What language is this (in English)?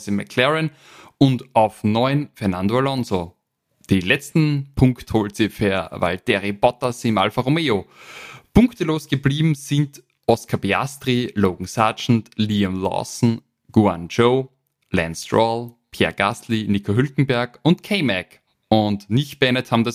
German